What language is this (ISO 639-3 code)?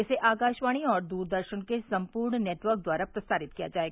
hin